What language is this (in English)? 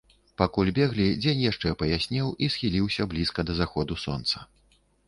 Belarusian